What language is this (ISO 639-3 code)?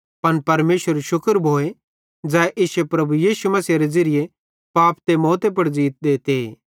bhd